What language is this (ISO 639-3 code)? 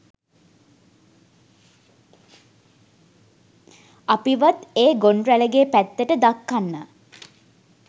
sin